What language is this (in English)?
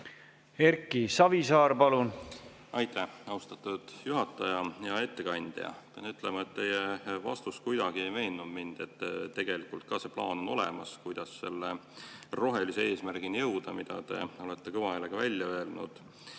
Estonian